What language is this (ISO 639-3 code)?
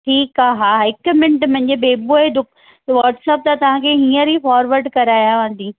snd